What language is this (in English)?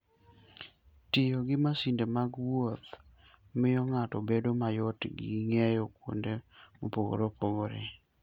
Luo (Kenya and Tanzania)